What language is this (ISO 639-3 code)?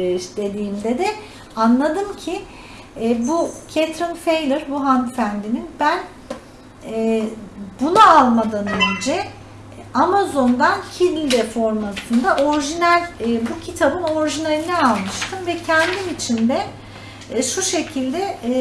tur